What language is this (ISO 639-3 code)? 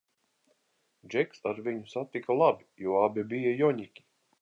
lav